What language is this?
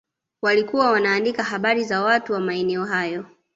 Swahili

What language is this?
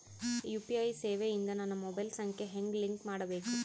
Kannada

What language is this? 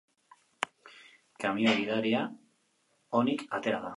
Basque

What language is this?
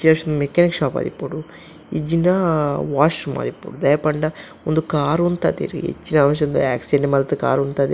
Tulu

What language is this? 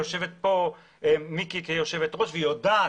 Hebrew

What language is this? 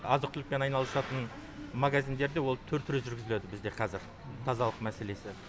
Kazakh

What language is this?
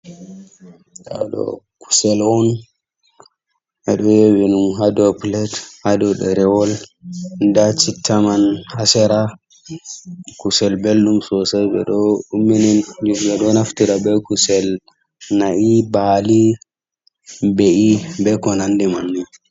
Fula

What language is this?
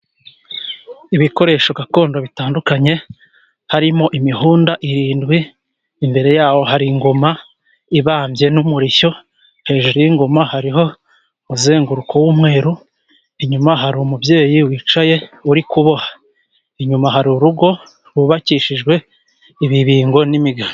Kinyarwanda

